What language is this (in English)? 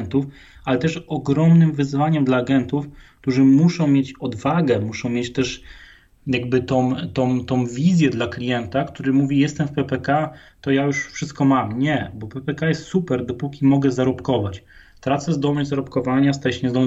Polish